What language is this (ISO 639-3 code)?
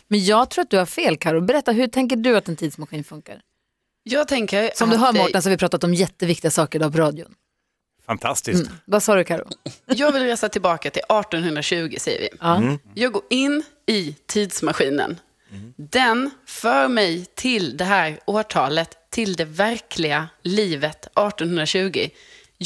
swe